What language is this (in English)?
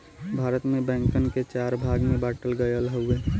Bhojpuri